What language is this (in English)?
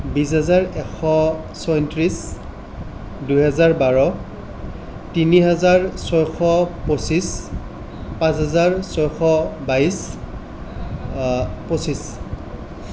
Assamese